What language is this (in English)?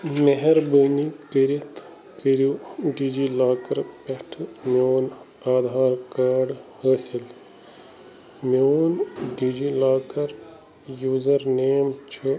Kashmiri